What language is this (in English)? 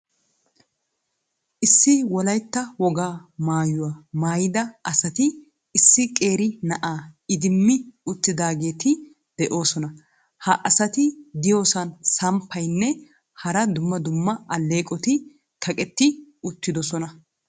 Wolaytta